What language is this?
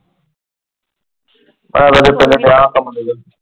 Punjabi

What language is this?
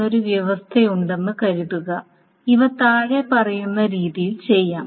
Malayalam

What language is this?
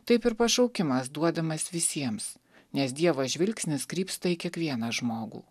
Lithuanian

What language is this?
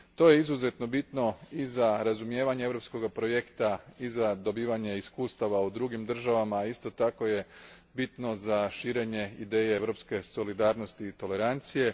Croatian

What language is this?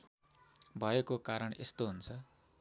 Nepali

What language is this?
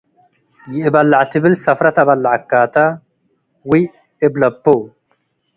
Tigre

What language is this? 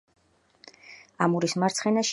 Georgian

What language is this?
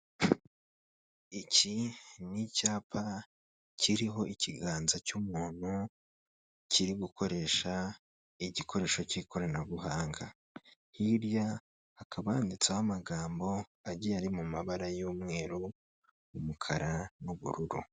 Kinyarwanda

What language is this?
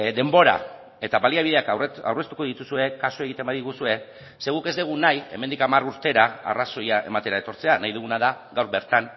Basque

